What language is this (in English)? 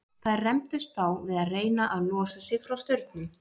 Icelandic